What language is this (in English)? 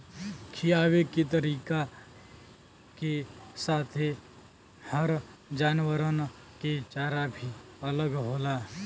Bhojpuri